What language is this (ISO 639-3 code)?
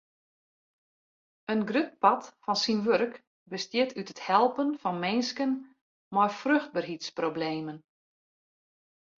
fry